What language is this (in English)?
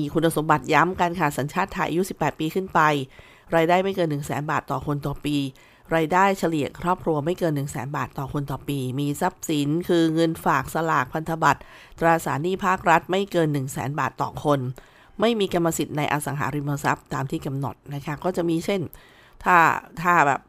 Thai